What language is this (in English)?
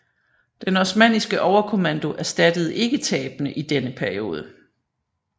Danish